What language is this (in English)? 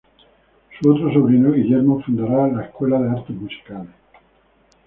Spanish